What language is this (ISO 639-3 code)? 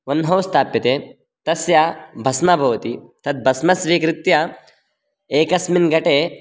san